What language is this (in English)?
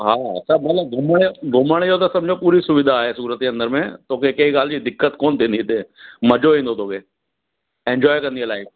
Sindhi